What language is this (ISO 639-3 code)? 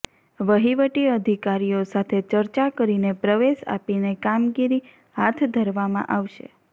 guj